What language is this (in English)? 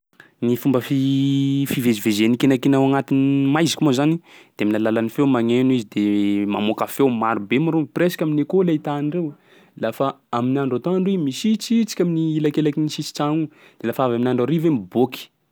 Sakalava Malagasy